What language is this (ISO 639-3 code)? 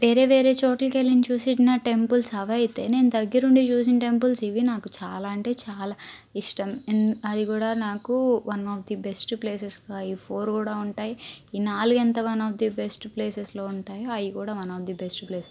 tel